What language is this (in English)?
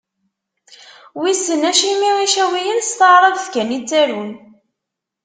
Kabyle